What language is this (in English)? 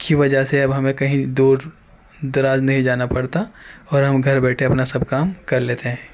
Urdu